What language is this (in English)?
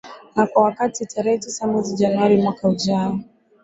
Swahili